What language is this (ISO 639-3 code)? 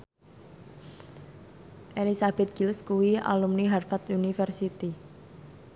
jav